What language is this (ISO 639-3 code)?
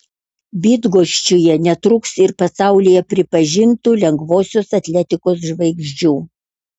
lit